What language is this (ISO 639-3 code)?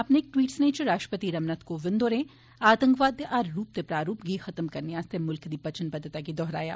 doi